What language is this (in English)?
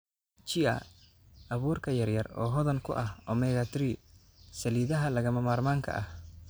Somali